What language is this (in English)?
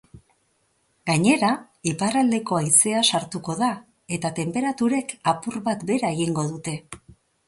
Basque